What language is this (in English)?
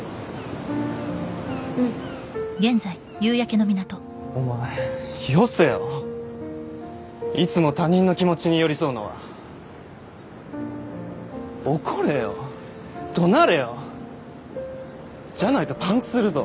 Japanese